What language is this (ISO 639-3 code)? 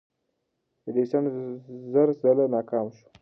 pus